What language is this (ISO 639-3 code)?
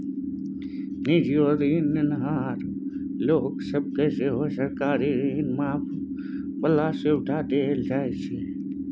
mai